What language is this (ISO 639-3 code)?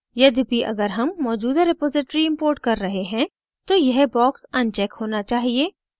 hin